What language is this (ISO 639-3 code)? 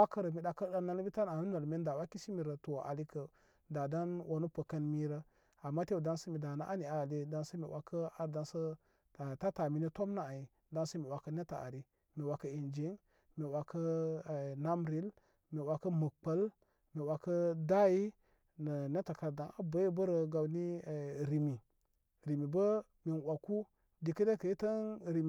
kmy